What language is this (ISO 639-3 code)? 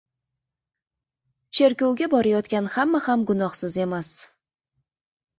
uzb